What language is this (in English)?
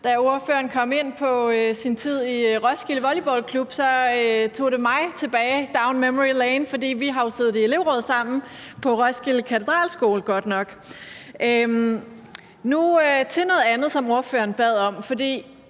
Danish